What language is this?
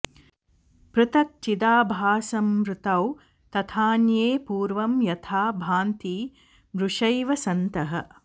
Sanskrit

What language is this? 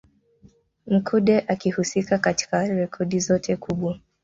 Swahili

